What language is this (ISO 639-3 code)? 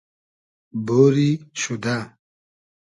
haz